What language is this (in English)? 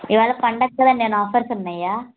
Telugu